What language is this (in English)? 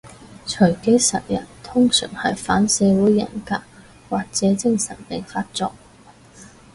Cantonese